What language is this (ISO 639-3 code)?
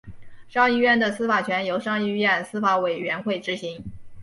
zho